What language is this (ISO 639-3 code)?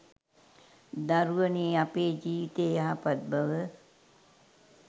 sin